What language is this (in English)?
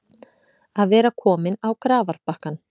Icelandic